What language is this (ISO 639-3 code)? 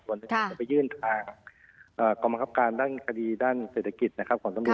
tha